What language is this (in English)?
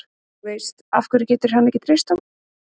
Icelandic